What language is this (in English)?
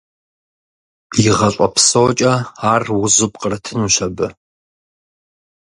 Kabardian